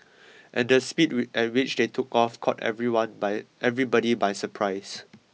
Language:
English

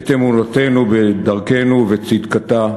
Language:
Hebrew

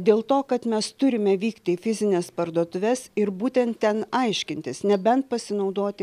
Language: Lithuanian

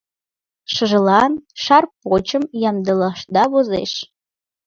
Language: Mari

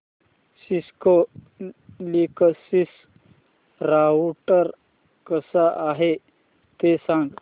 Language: Marathi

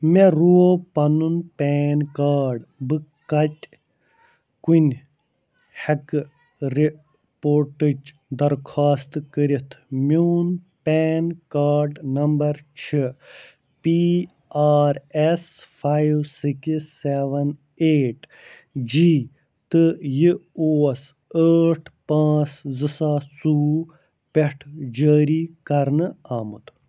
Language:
Kashmiri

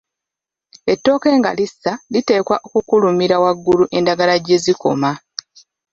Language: Ganda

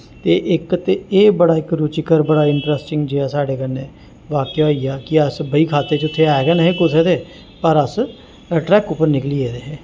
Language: Dogri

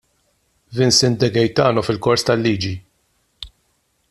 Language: Maltese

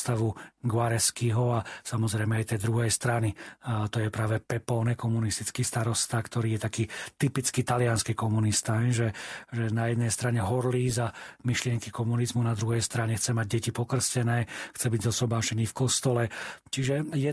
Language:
Slovak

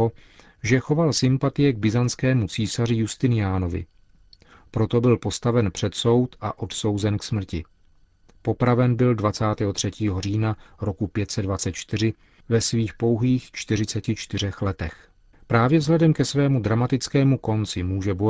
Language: Czech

